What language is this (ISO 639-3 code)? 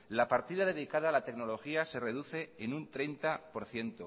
spa